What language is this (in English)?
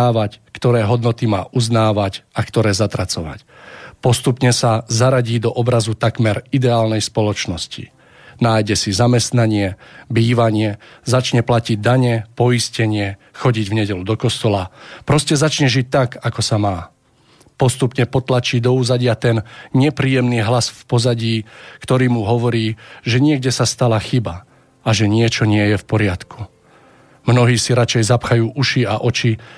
Slovak